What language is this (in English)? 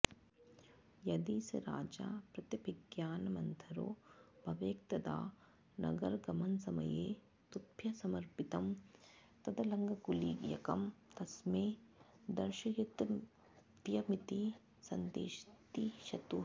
Sanskrit